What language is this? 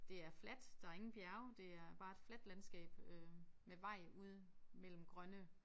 Danish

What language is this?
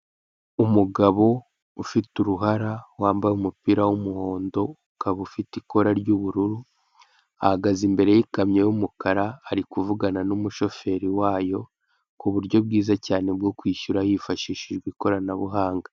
Kinyarwanda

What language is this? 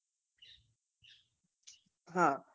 Gujarati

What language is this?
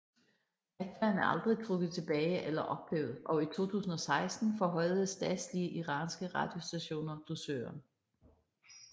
Danish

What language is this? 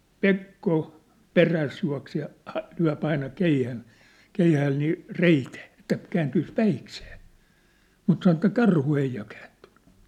Finnish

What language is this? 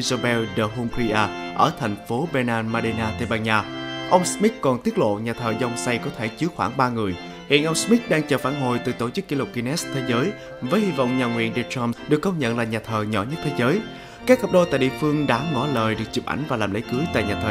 Vietnamese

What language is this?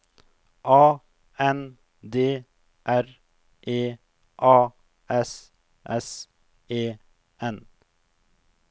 Norwegian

